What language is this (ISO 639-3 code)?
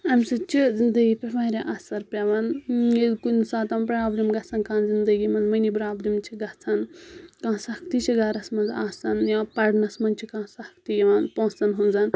kas